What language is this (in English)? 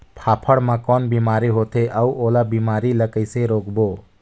Chhattisgarhi